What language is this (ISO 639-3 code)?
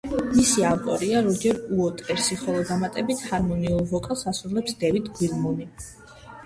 kat